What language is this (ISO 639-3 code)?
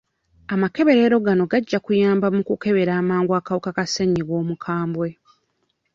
lug